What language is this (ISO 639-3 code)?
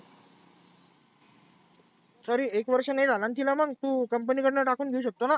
mar